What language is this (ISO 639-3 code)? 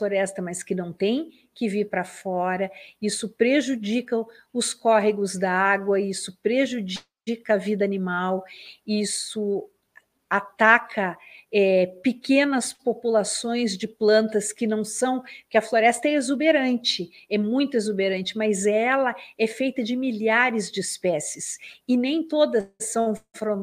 por